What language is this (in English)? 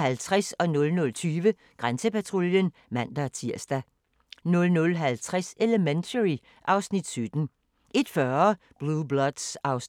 Danish